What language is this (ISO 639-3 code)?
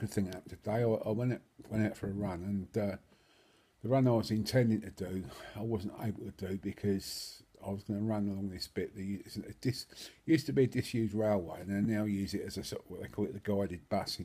eng